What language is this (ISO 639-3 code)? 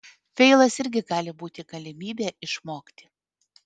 lit